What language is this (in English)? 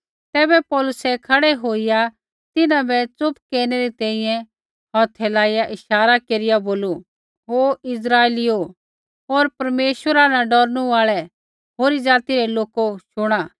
Kullu Pahari